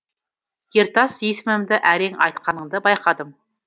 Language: Kazakh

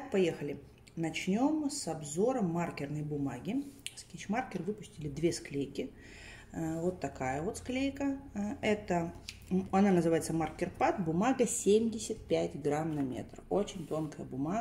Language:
Russian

